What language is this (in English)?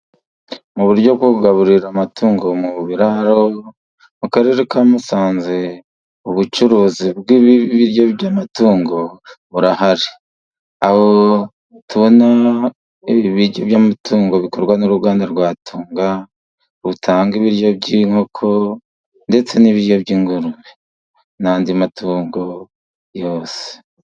Kinyarwanda